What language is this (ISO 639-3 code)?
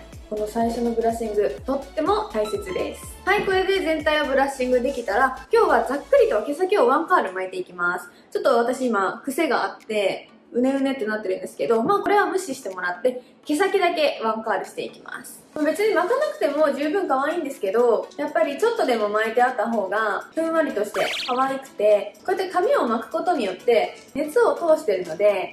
jpn